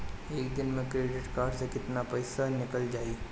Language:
Bhojpuri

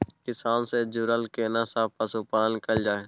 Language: Maithili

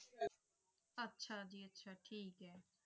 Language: Punjabi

